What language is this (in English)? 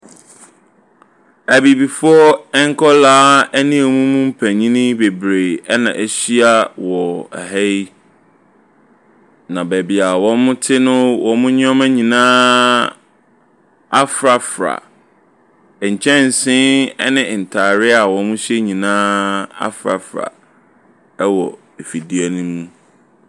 Akan